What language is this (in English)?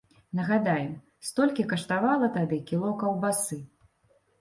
Belarusian